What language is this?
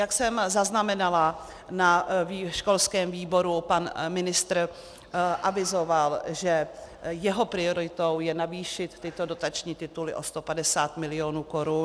Czech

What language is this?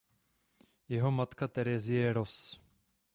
Czech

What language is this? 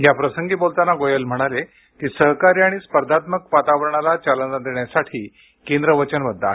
Marathi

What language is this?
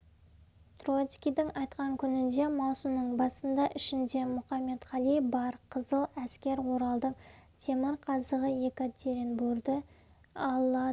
Kazakh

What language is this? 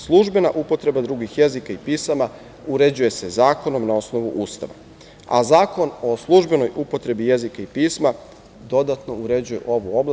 Serbian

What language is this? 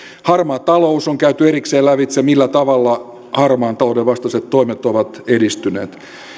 Finnish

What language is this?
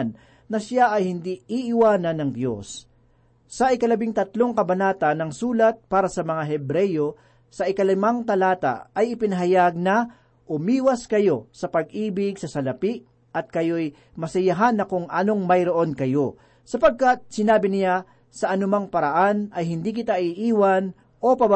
Filipino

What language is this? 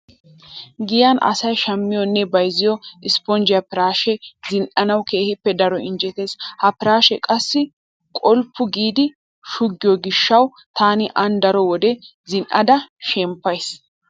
Wolaytta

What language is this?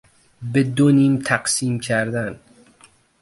Persian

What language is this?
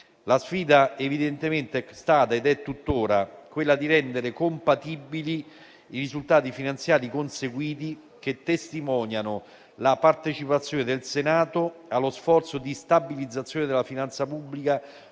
Italian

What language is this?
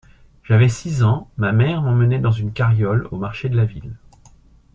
French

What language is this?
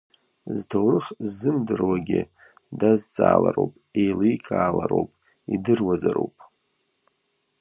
Abkhazian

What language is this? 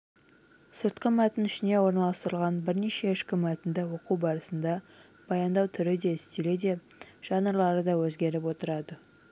Kazakh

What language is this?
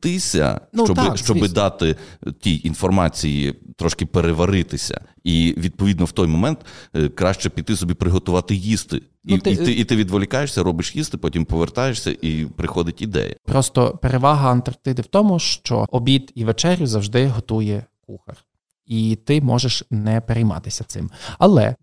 Ukrainian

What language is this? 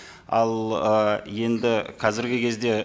Kazakh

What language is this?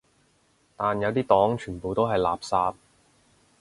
Cantonese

